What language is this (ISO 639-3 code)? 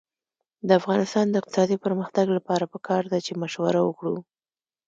pus